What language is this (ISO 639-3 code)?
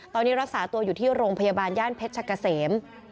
tha